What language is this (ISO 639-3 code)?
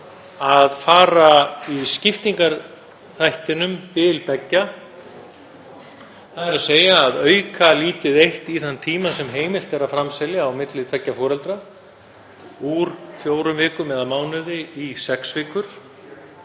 isl